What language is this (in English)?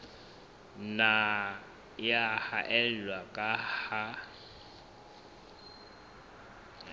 Southern Sotho